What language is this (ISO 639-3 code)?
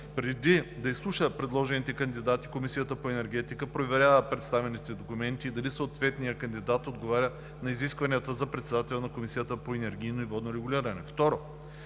bul